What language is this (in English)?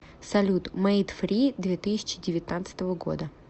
Russian